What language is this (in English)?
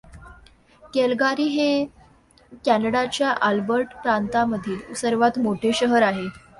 Marathi